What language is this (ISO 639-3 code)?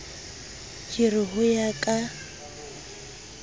sot